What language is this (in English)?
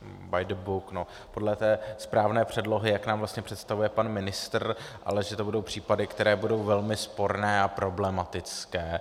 Czech